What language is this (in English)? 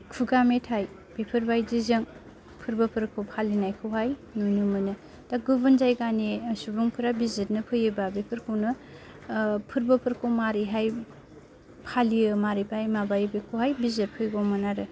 Bodo